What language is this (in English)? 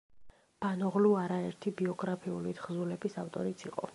Georgian